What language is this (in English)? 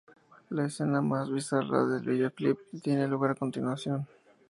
Spanish